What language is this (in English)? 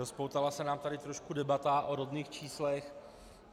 Czech